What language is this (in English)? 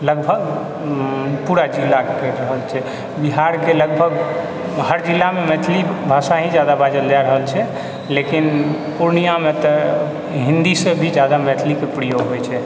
Maithili